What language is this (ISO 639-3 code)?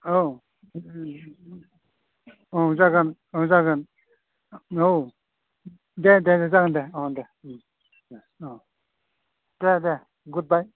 brx